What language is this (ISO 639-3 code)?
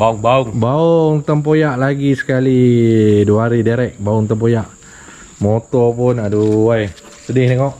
msa